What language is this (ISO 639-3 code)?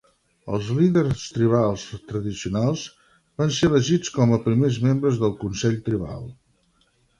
cat